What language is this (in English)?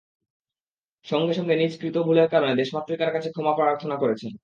Bangla